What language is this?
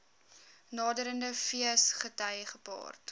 Afrikaans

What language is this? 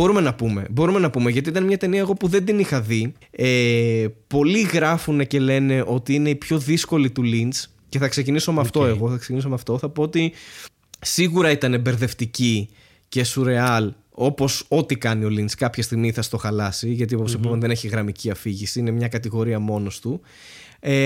Greek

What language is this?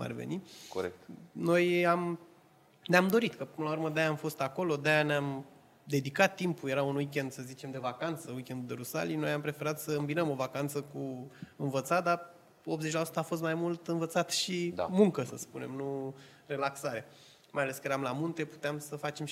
Romanian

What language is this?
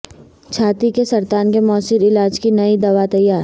Urdu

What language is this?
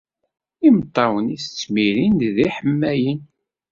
Kabyle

